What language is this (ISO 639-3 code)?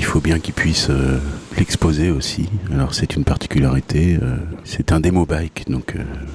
fra